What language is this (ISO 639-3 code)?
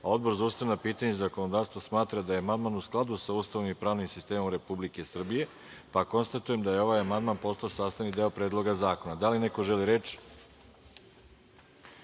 srp